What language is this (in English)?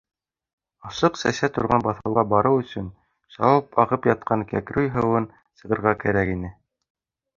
Bashkir